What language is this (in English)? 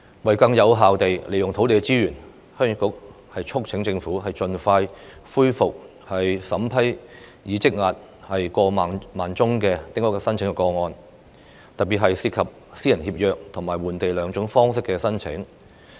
Cantonese